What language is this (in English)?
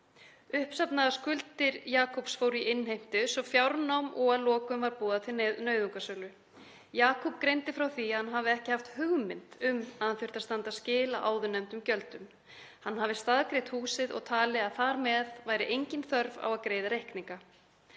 Icelandic